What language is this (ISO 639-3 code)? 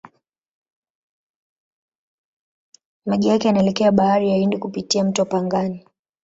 swa